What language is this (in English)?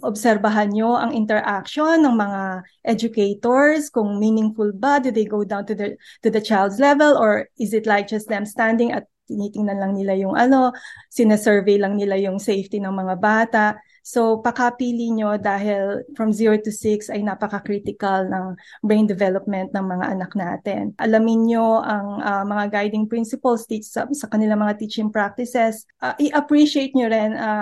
Filipino